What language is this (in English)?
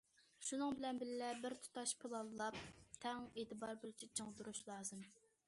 Uyghur